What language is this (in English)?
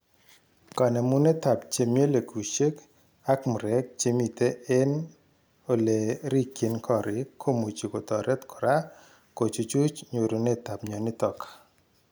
Kalenjin